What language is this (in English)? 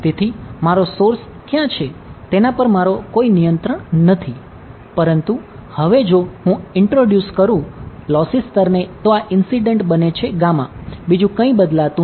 Gujarati